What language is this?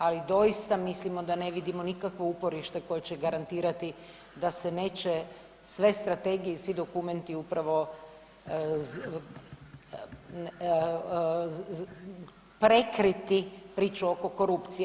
Croatian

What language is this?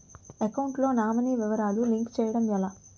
Telugu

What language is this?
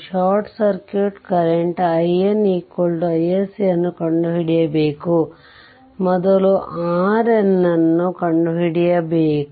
Kannada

